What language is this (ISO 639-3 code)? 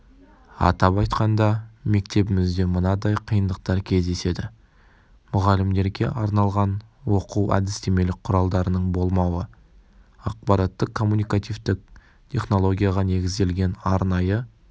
kaz